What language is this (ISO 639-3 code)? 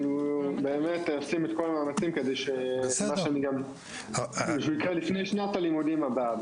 heb